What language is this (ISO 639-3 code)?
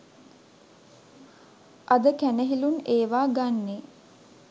sin